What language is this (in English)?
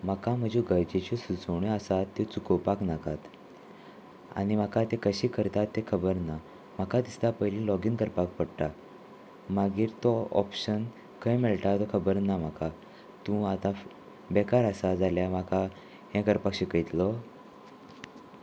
Konkani